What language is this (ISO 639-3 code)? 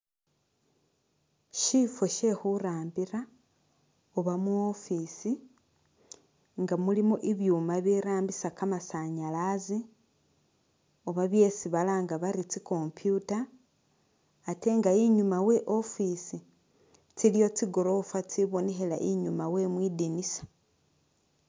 myx